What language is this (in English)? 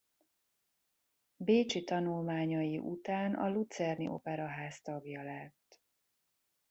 Hungarian